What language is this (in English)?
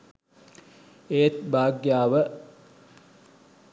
Sinhala